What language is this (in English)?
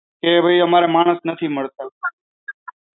Gujarati